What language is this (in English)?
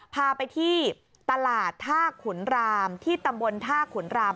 Thai